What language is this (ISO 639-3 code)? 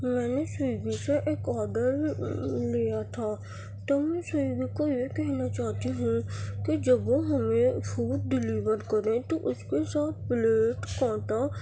urd